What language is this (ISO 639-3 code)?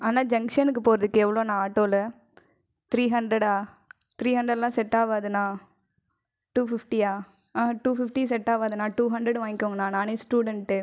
tam